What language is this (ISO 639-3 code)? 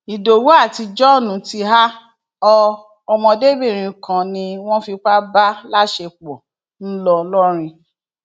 yor